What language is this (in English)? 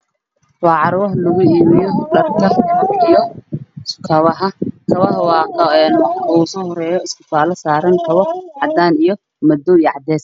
Somali